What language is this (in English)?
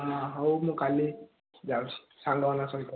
Odia